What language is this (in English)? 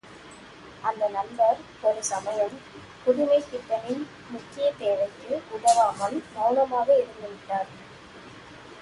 Tamil